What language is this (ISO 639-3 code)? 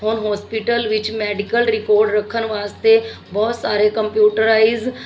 pan